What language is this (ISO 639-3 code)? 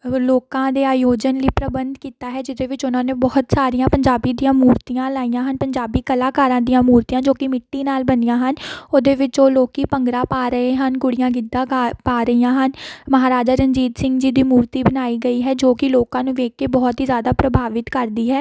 pan